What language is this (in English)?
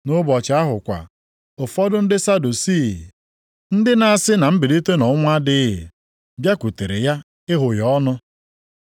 Igbo